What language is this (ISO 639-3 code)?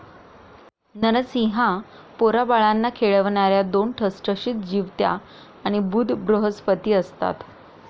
mar